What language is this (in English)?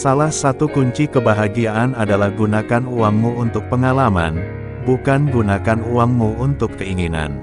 Indonesian